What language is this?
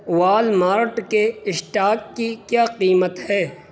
Urdu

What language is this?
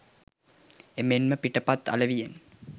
Sinhala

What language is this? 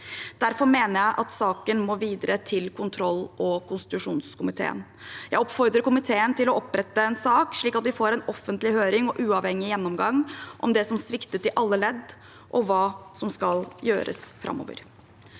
Norwegian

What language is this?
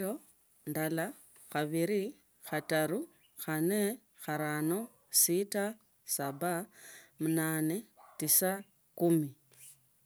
Tsotso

